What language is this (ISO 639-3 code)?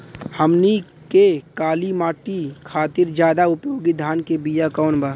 bho